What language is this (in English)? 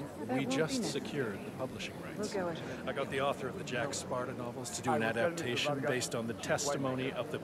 German